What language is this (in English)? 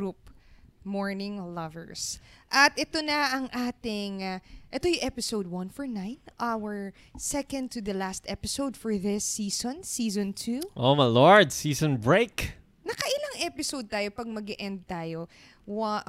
Filipino